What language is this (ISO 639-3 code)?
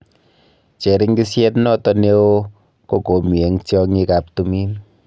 kln